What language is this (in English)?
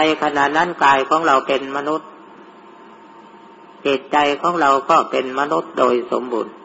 Thai